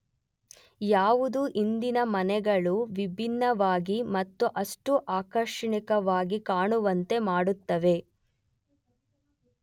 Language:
Kannada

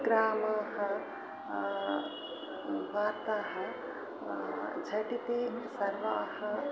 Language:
Sanskrit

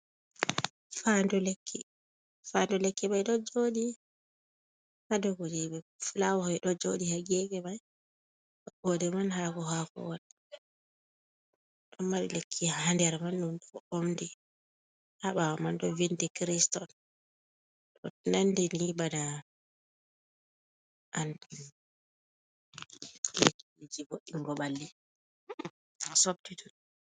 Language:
Fula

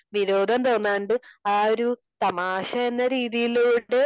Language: Malayalam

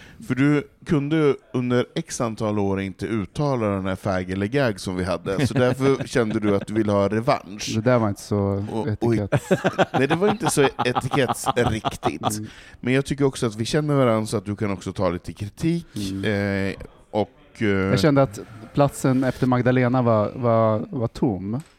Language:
Swedish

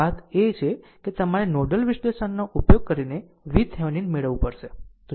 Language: Gujarati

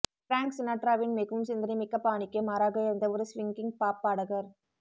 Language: Tamil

